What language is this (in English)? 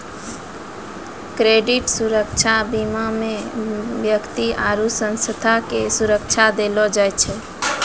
Maithili